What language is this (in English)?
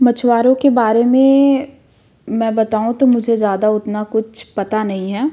Hindi